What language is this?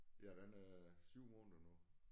Danish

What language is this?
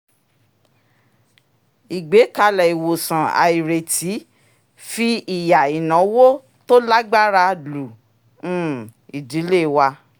Yoruba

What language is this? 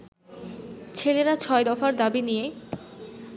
Bangla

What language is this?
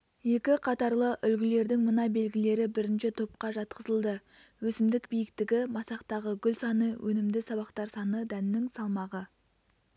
Kazakh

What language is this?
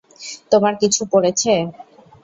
Bangla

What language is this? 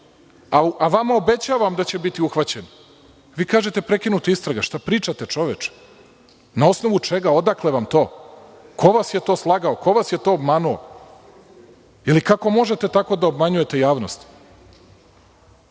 Serbian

